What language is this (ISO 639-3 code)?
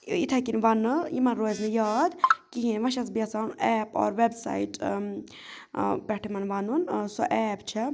kas